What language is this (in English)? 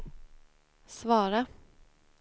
Swedish